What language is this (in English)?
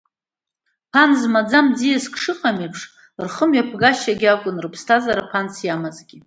Abkhazian